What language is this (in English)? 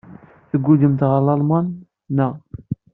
Kabyle